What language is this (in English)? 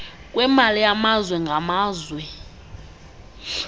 Xhosa